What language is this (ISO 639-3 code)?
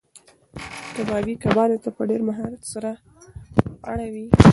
pus